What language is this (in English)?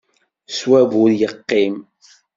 Kabyle